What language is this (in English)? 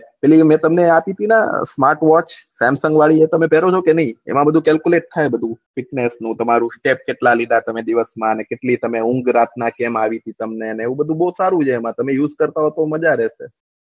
Gujarati